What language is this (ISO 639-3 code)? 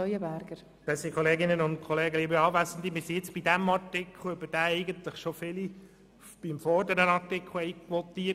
gsw